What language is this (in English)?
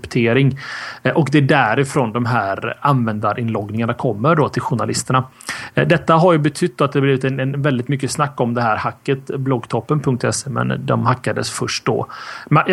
Swedish